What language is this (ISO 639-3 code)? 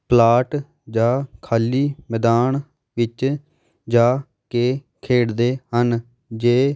pan